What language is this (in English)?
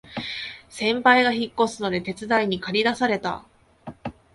Japanese